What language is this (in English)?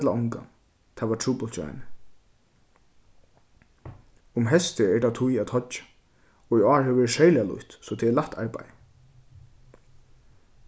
Faroese